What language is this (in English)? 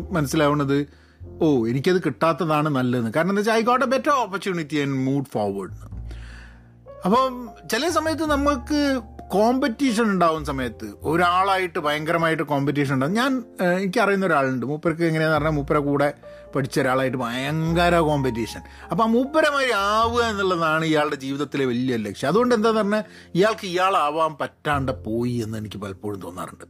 Malayalam